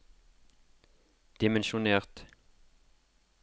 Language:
Norwegian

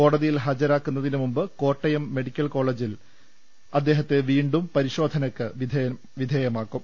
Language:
Malayalam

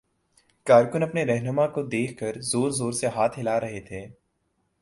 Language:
Urdu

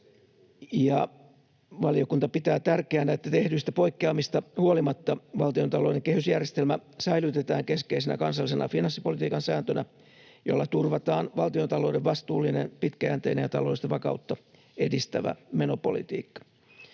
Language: Finnish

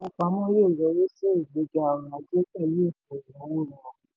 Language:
Yoruba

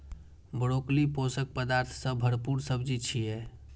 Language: Maithili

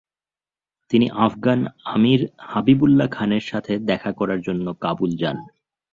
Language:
Bangla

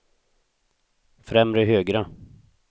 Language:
Swedish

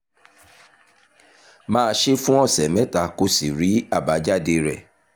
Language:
Yoruba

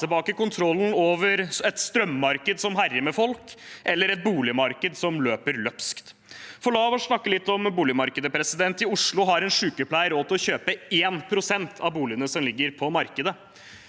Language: Norwegian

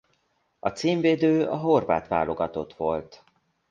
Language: Hungarian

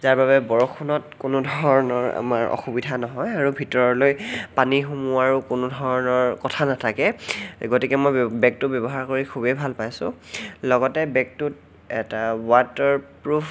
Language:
Assamese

